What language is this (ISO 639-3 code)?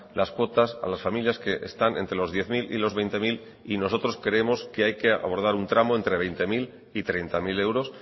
spa